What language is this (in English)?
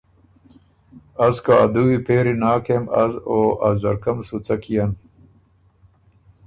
Ormuri